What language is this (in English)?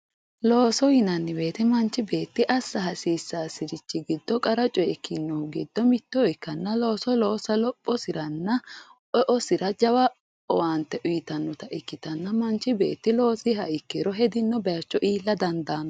Sidamo